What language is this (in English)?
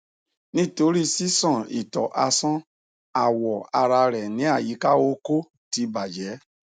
Yoruba